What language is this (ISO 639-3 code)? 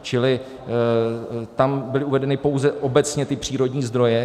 ces